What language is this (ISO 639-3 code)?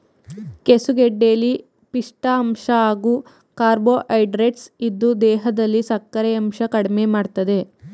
kan